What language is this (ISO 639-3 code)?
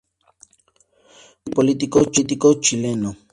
spa